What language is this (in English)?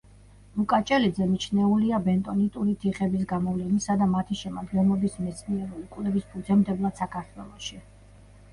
Georgian